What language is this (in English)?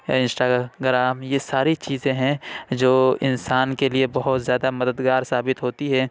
Urdu